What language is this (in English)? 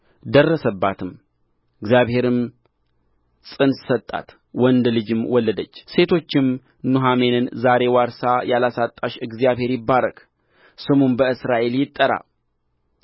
Amharic